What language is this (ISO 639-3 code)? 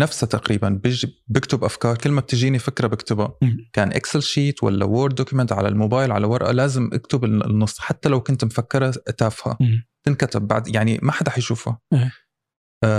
ara